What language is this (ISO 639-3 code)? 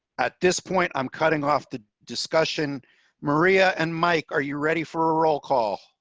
eng